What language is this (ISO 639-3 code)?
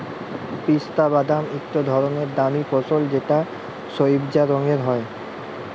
ben